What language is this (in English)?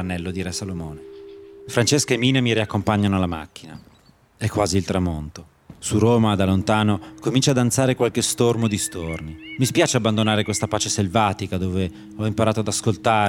Italian